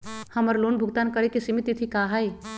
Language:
Magahi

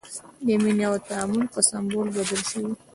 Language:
Pashto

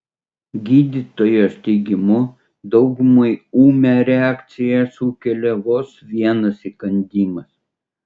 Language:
Lithuanian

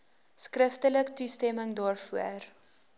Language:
Afrikaans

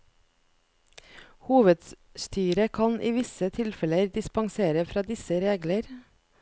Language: Norwegian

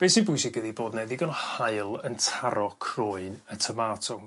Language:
Welsh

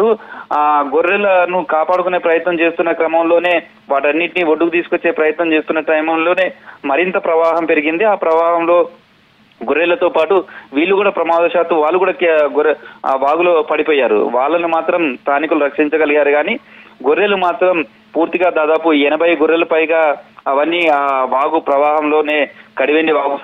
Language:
Telugu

